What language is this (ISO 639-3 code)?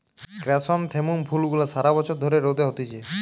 ben